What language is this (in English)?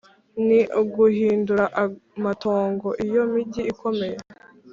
Kinyarwanda